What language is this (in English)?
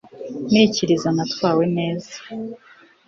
Kinyarwanda